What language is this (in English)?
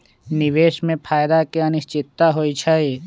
Magahi